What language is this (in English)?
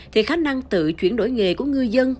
Vietnamese